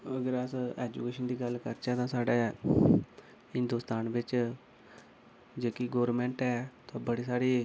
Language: Dogri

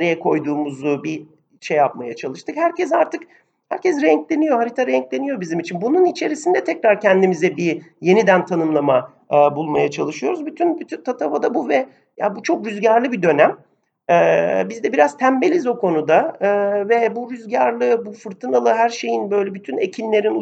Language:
Turkish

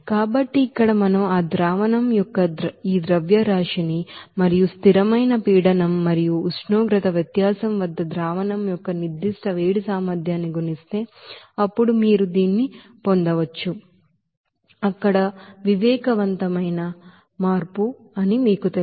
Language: Telugu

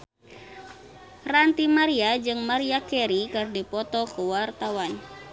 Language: Sundanese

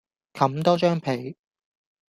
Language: Cantonese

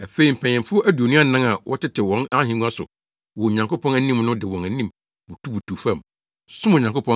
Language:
Akan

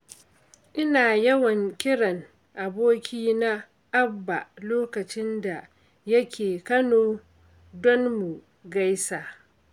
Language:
Hausa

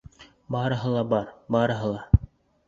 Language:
Bashkir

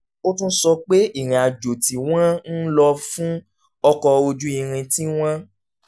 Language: Yoruba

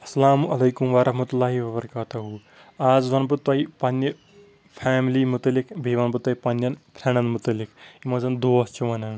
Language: Kashmiri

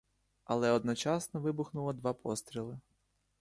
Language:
Ukrainian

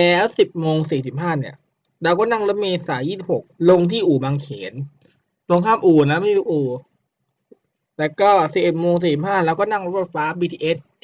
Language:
Thai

